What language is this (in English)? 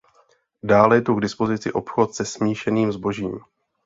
Czech